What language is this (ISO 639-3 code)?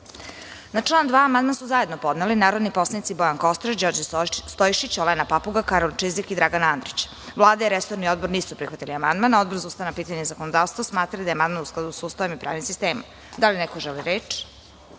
srp